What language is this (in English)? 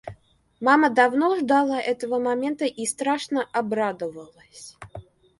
Russian